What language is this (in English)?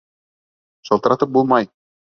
Bashkir